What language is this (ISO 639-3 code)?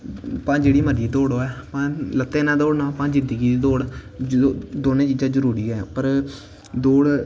doi